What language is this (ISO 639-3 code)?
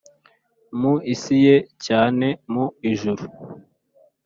kin